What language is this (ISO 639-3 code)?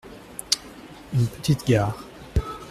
fra